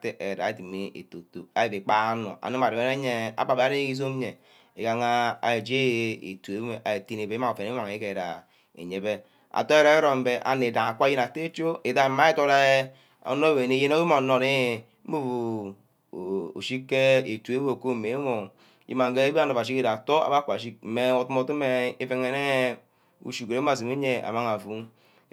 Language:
Ubaghara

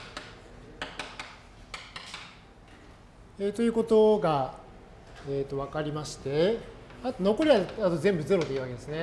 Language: Japanese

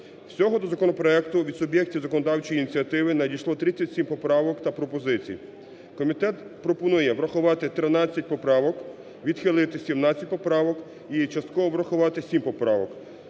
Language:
Ukrainian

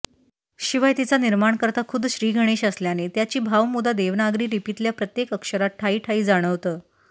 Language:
Marathi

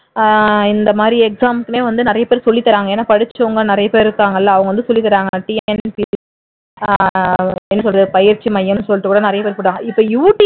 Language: Tamil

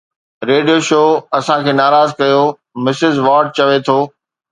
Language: Sindhi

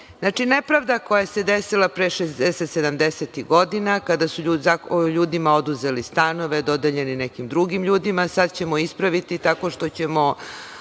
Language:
Serbian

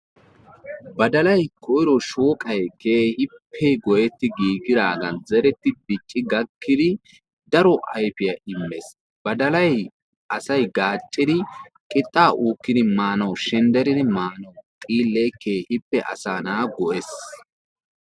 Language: Wolaytta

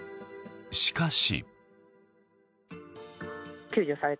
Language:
Japanese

